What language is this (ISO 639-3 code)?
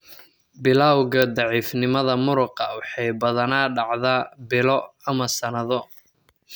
som